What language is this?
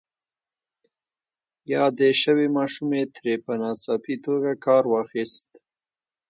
Pashto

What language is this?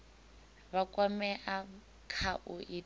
Venda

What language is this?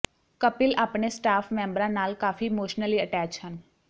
Punjabi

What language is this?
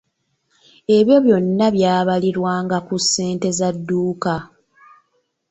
Ganda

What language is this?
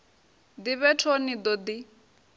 Venda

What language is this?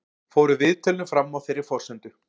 Icelandic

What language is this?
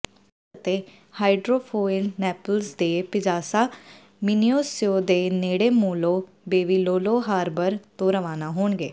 Punjabi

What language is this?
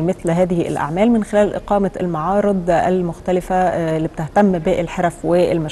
Arabic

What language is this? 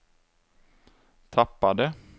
Swedish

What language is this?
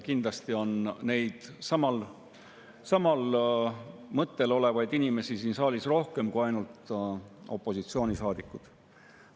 Estonian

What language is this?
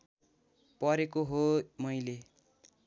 Nepali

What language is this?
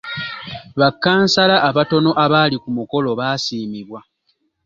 Ganda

